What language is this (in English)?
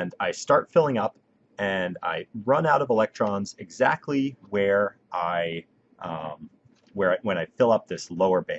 English